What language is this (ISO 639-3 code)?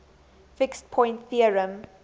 eng